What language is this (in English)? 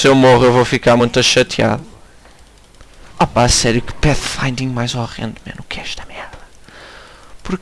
Portuguese